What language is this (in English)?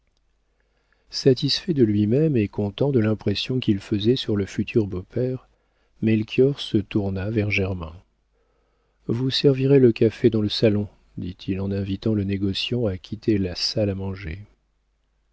French